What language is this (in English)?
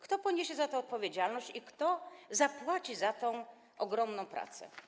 Polish